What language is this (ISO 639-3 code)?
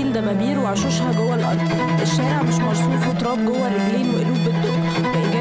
ara